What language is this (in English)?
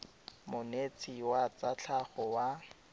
Tswana